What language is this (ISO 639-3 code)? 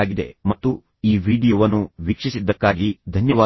kan